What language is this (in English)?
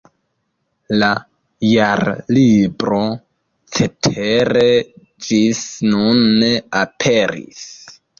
Esperanto